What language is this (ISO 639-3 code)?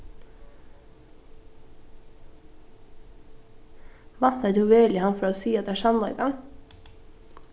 fao